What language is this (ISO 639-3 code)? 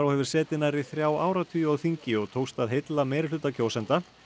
isl